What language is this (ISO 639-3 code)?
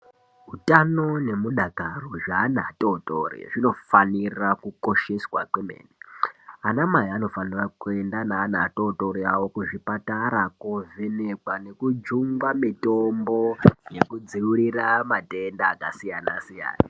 ndc